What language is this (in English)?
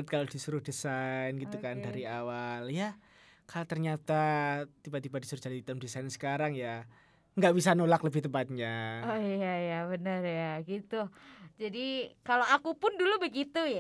Indonesian